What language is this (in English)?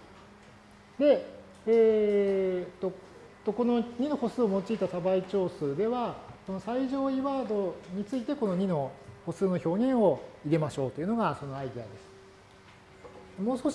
Japanese